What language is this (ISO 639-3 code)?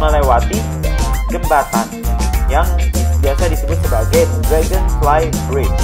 ind